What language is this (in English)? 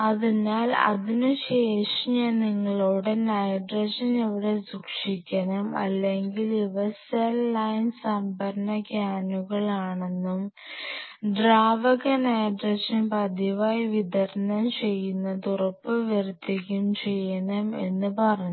Malayalam